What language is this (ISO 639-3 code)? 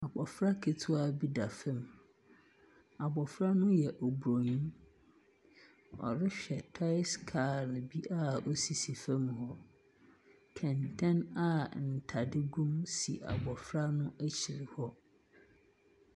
aka